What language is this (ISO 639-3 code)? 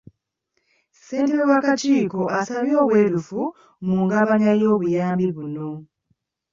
lug